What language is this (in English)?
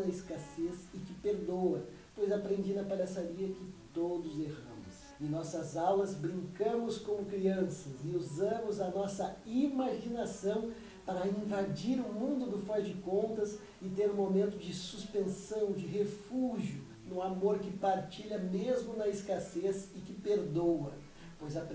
Portuguese